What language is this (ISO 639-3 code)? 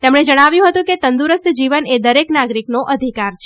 guj